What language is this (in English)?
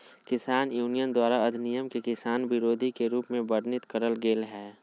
Magahi